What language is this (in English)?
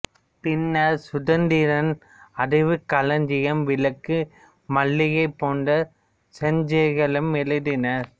Tamil